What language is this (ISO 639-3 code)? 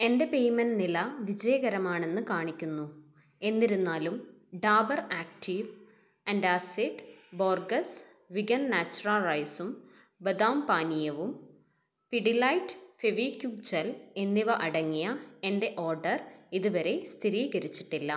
mal